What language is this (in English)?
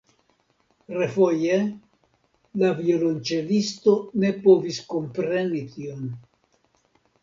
Esperanto